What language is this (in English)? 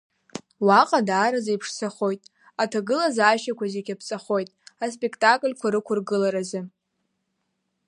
Abkhazian